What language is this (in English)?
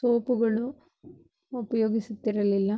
Kannada